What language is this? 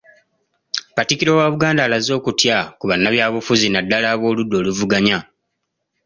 Ganda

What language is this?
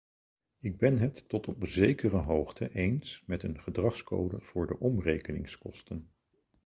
Dutch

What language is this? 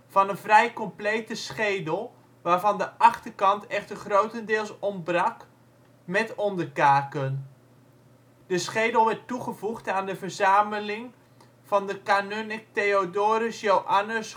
Dutch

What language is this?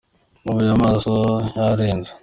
Kinyarwanda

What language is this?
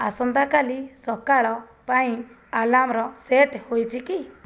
Odia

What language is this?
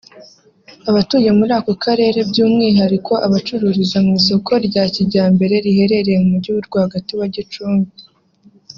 Kinyarwanda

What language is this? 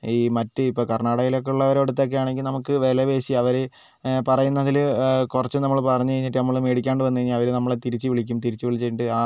Malayalam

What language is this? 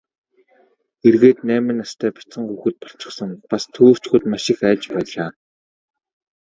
Mongolian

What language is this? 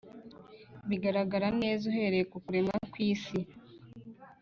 Kinyarwanda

